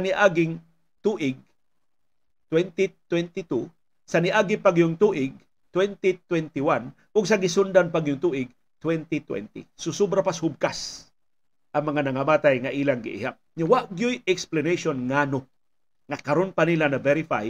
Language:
Filipino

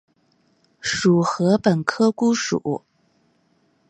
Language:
Chinese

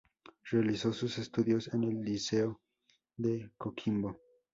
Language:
Spanish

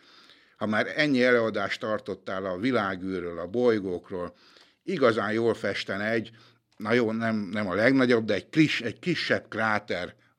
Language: Hungarian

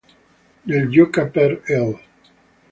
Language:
Italian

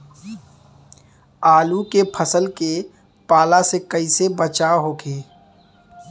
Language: Bhojpuri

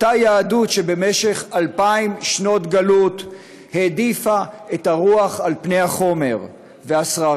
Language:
Hebrew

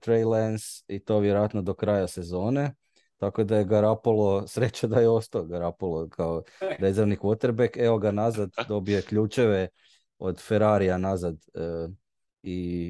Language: Croatian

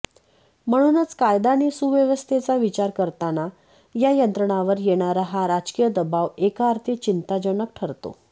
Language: Marathi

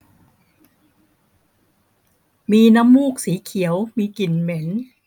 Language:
Thai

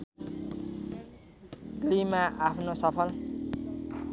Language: Nepali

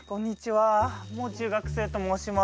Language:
Japanese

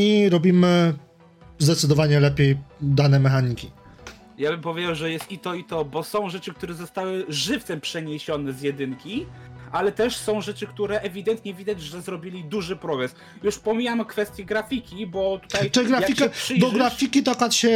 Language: Polish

